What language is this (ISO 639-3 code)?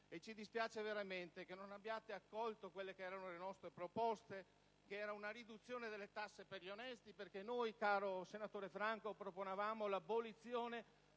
ita